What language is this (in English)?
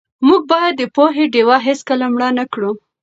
Pashto